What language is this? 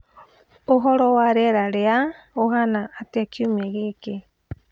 Kikuyu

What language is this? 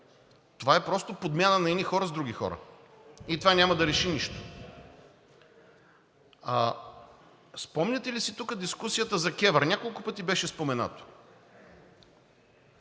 Bulgarian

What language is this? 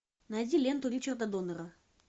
Russian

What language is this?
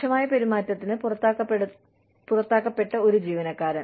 Malayalam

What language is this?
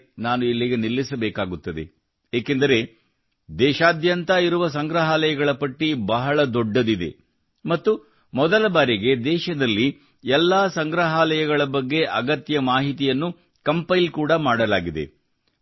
Kannada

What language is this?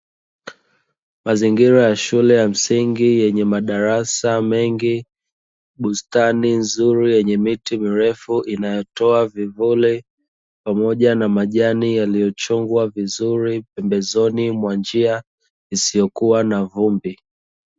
Swahili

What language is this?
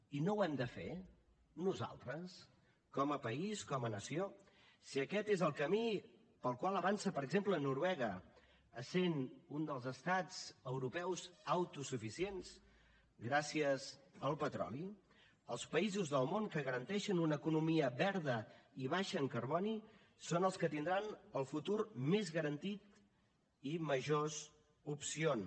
Catalan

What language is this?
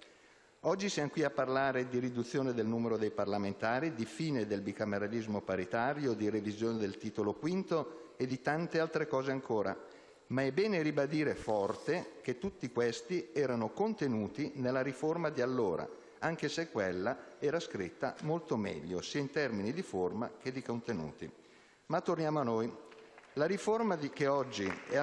Italian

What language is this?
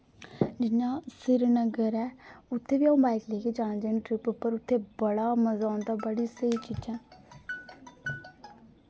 Dogri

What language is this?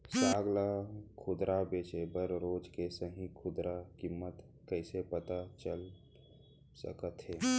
Chhattisgarhi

